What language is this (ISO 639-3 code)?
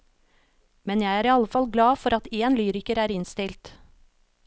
nor